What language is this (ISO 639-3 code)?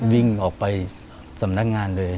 tha